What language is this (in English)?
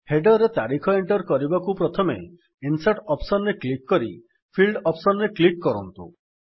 Odia